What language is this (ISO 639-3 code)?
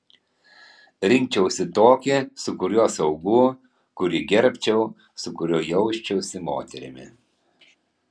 lit